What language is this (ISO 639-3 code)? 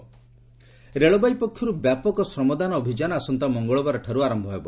ori